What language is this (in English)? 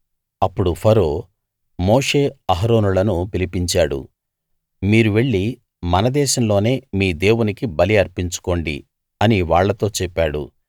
Telugu